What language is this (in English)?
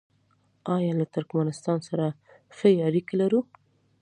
Pashto